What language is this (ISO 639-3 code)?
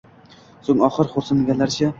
uzb